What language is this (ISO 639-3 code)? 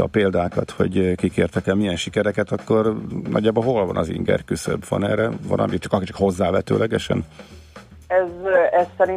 hun